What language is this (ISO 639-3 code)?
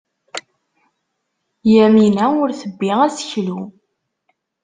kab